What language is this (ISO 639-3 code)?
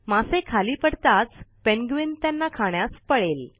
mar